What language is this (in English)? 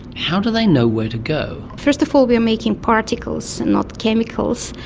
English